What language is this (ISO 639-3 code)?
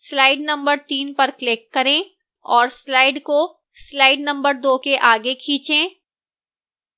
hin